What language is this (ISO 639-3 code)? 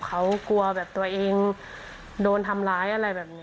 tha